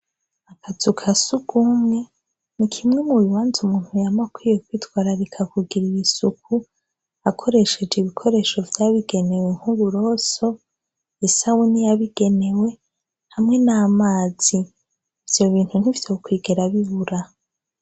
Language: Rundi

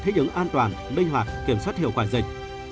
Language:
Vietnamese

